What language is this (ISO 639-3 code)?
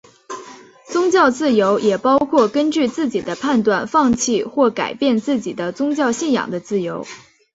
zho